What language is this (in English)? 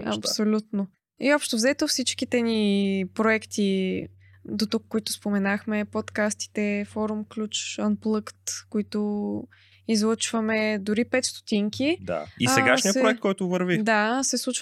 Bulgarian